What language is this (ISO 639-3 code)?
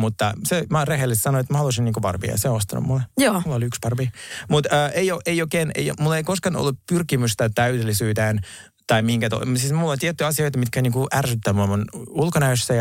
fin